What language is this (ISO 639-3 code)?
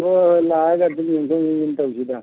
mni